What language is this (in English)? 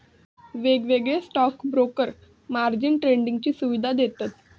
Marathi